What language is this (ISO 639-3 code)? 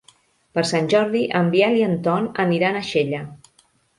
cat